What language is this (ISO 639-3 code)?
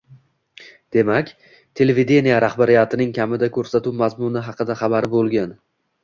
uzb